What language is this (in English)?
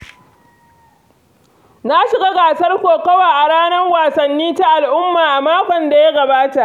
Hausa